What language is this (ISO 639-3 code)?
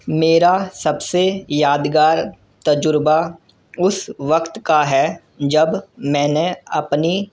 urd